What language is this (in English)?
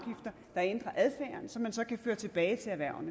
Danish